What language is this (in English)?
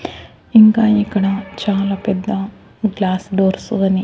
Telugu